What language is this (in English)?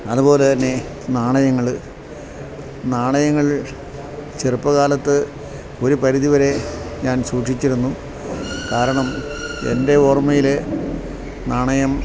Malayalam